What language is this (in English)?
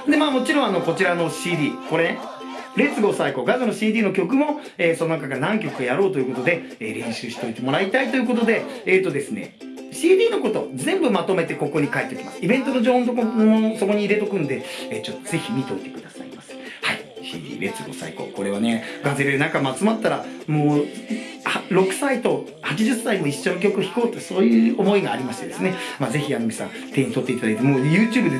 Japanese